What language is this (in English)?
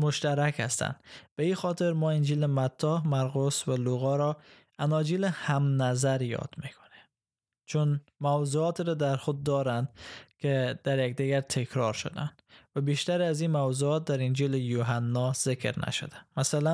Persian